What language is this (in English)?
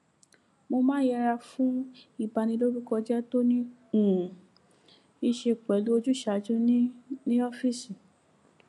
Yoruba